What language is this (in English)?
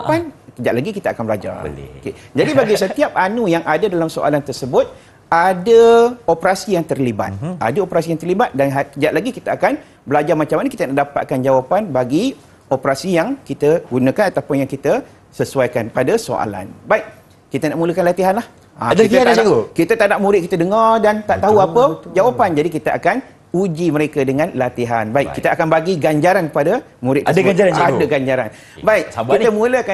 Malay